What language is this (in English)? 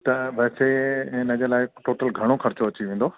Sindhi